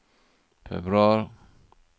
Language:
Norwegian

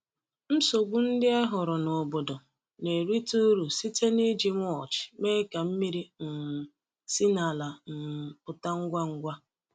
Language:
Igbo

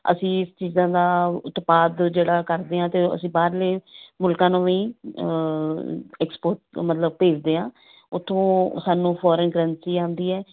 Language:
Punjabi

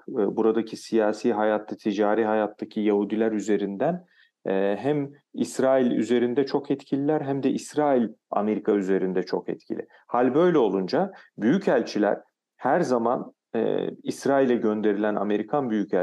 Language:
Turkish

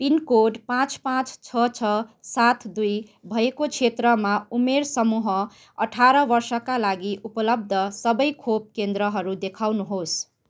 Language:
Nepali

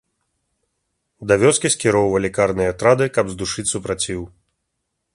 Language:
Belarusian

